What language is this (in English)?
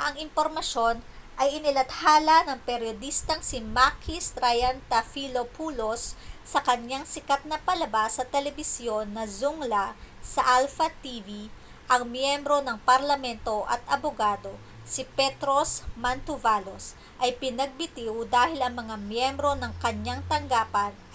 Filipino